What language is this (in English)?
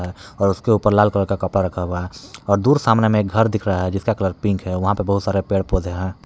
Hindi